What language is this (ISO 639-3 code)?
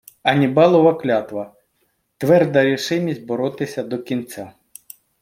ukr